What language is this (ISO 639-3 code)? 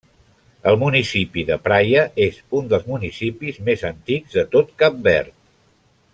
cat